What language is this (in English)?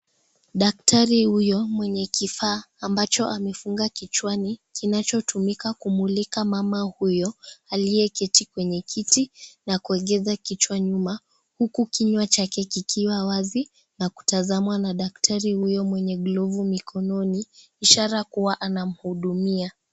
Swahili